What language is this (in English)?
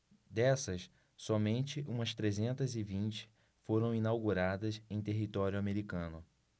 Portuguese